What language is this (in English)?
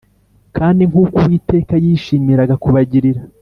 Kinyarwanda